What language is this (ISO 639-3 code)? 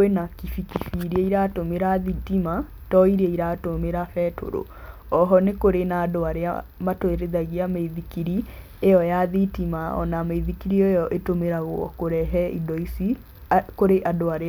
kik